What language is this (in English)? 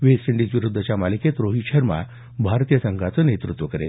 Marathi